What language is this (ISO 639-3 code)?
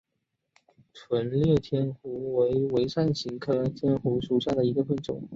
zho